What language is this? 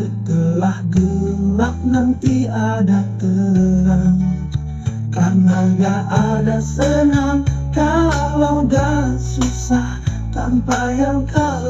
Indonesian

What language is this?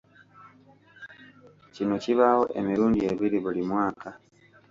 Ganda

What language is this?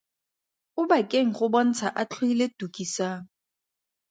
Tswana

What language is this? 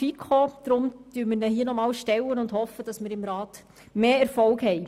Swiss German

